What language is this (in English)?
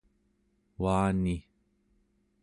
Central Yupik